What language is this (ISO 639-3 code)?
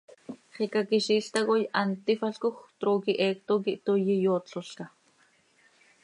sei